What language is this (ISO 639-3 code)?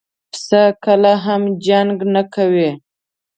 pus